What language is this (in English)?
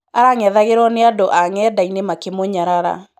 Kikuyu